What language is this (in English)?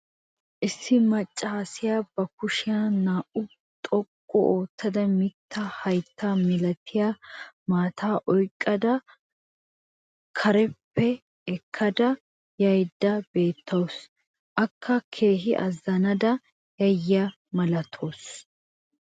Wolaytta